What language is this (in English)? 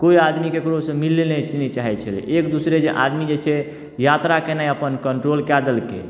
Maithili